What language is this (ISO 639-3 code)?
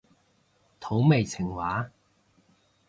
yue